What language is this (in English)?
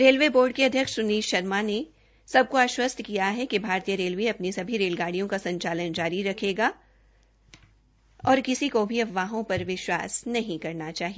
Hindi